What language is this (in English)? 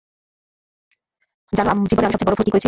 Bangla